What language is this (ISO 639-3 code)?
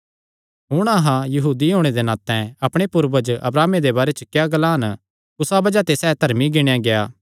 xnr